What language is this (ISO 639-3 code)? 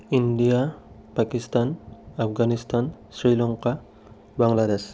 asm